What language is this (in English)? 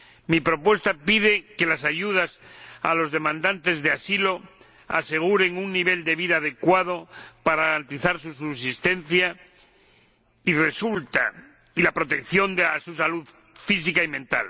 Spanish